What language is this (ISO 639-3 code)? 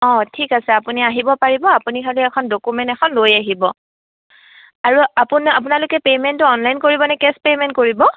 asm